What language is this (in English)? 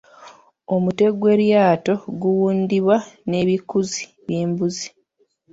Ganda